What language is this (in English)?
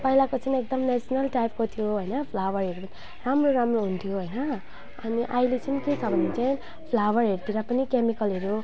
Nepali